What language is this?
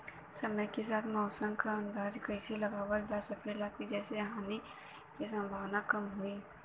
Bhojpuri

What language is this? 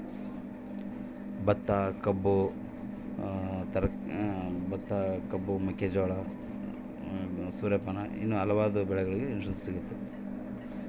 Kannada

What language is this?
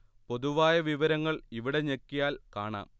Malayalam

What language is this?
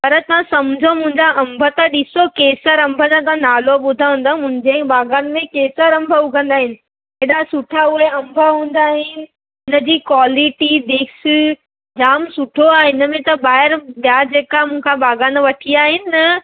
Sindhi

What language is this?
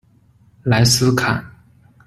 Chinese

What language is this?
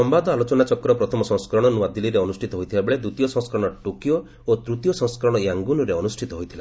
Odia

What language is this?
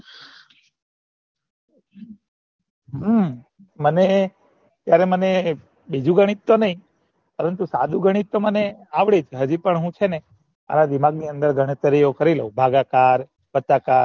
Gujarati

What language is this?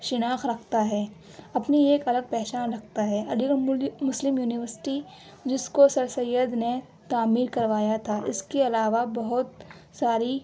Urdu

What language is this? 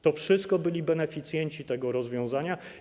Polish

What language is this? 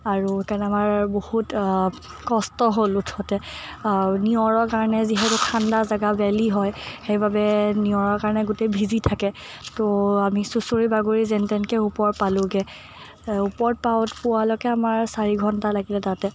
Assamese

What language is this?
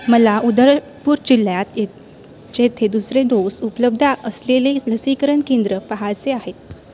Marathi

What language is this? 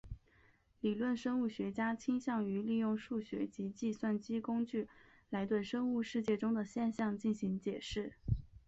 Chinese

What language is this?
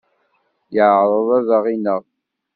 Kabyle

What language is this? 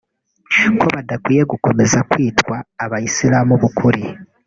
Kinyarwanda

